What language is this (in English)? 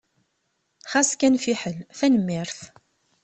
Kabyle